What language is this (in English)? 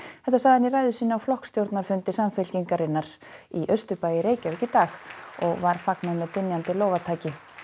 Icelandic